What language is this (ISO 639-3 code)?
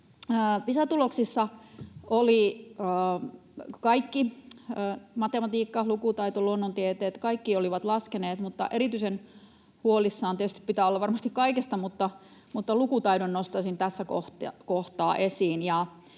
fin